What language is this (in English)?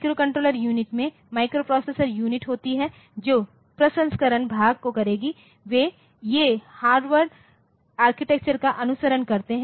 Hindi